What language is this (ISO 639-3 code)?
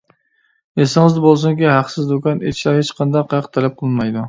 uig